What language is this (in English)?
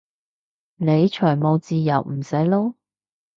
Cantonese